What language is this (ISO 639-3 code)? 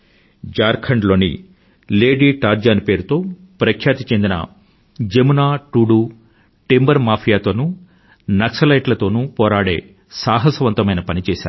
tel